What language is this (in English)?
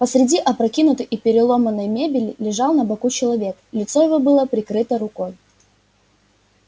Russian